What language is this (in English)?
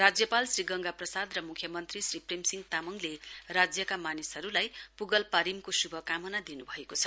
Nepali